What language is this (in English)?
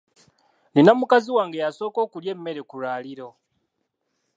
Ganda